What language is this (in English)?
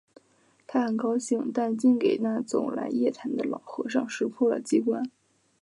Chinese